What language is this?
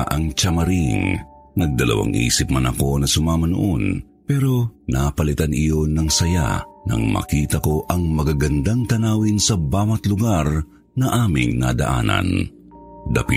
Filipino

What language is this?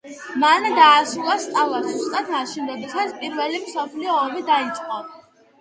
Georgian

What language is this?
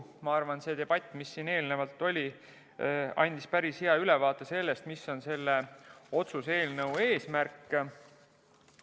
Estonian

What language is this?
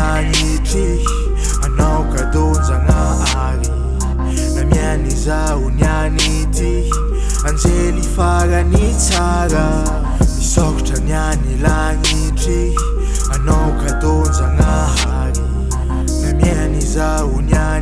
French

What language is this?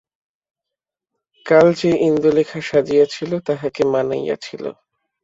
Bangla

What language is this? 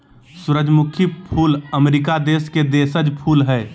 Magahi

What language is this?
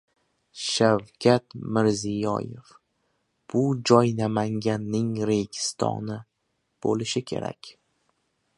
Uzbek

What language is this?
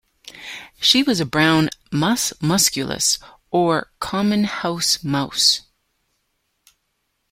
English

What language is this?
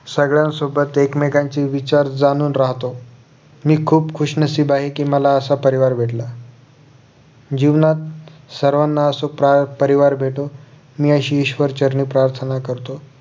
Marathi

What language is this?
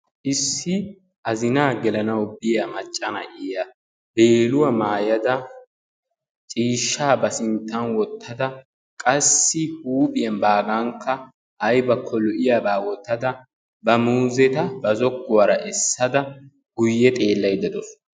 Wolaytta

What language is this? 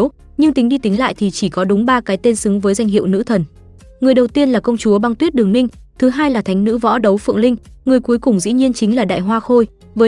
Vietnamese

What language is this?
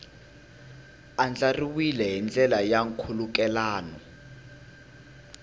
Tsonga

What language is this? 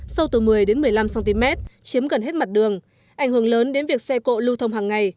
Vietnamese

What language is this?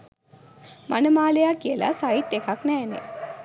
Sinhala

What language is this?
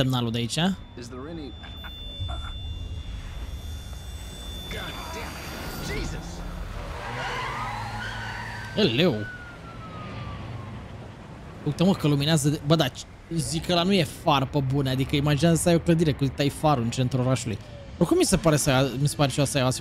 Romanian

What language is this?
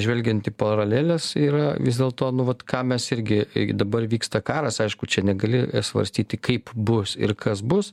Lithuanian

